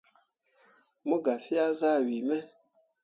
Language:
Mundang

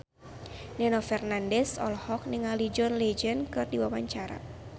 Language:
Sundanese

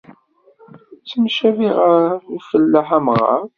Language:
Kabyle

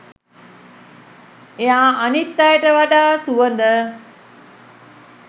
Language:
Sinhala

